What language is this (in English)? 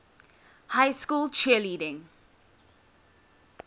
English